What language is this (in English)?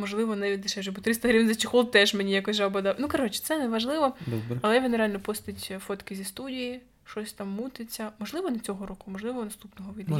Ukrainian